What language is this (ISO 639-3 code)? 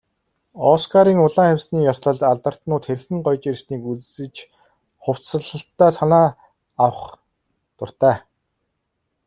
mon